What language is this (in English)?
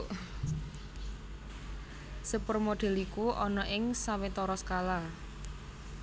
Javanese